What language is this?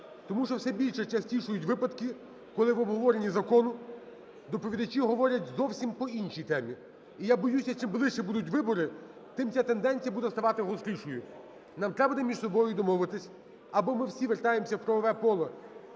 Ukrainian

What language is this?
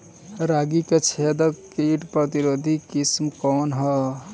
Bhojpuri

